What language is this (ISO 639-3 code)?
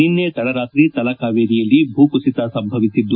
kan